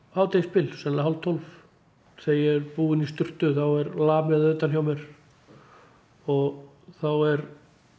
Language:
Icelandic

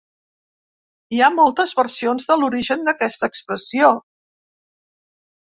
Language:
Catalan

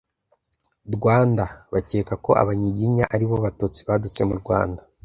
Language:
Kinyarwanda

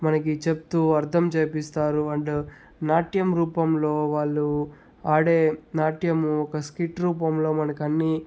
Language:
Telugu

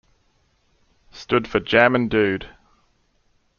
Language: English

